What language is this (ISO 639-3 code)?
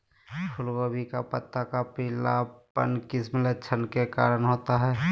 mag